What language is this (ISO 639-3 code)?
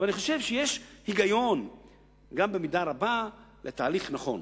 heb